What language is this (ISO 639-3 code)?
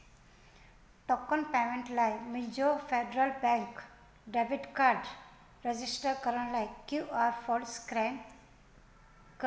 snd